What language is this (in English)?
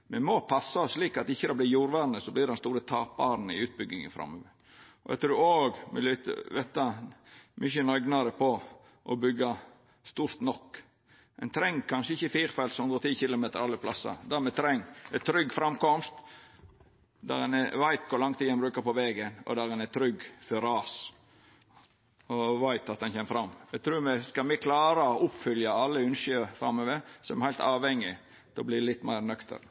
Norwegian Nynorsk